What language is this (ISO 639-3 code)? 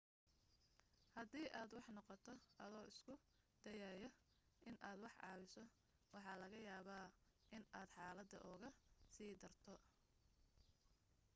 som